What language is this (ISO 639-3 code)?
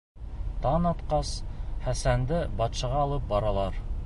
bak